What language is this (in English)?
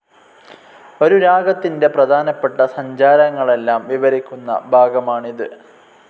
Malayalam